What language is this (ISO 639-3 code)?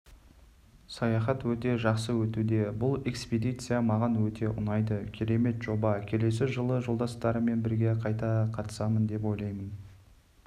kaz